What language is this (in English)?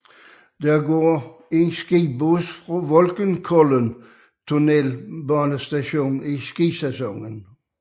Danish